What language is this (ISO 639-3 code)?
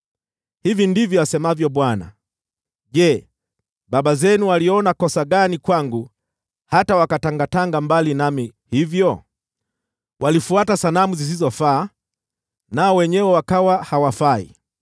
swa